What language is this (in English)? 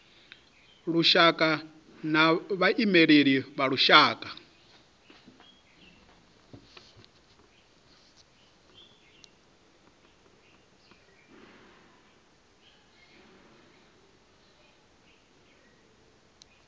Venda